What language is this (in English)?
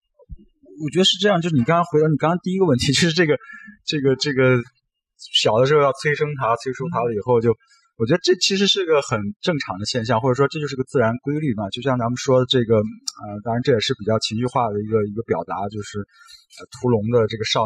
Chinese